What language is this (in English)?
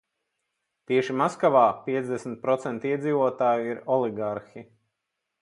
Latvian